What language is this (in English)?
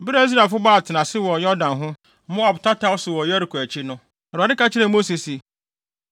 Akan